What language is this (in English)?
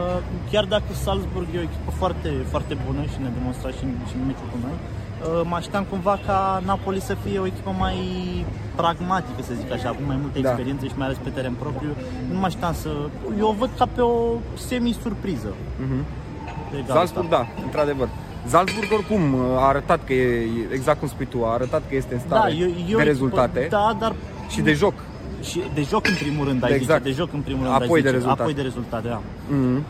Romanian